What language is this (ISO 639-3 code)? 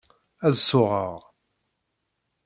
kab